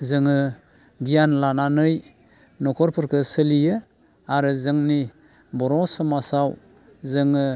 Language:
Bodo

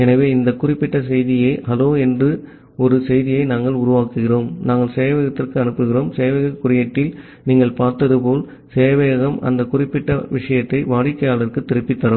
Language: Tamil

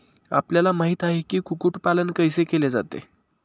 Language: Marathi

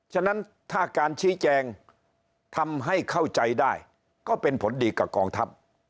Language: Thai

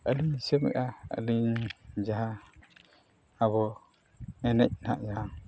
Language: Santali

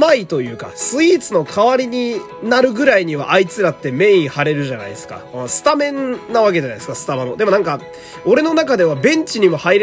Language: Japanese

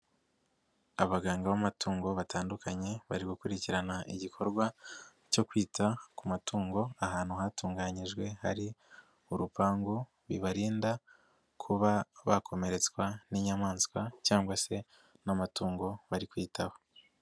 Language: Kinyarwanda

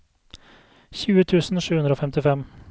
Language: Norwegian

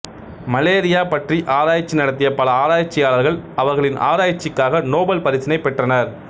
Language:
Tamil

